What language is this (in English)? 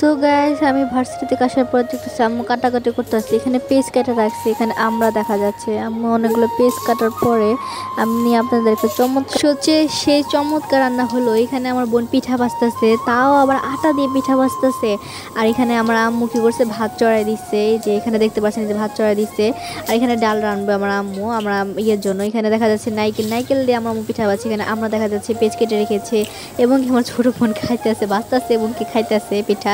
Bangla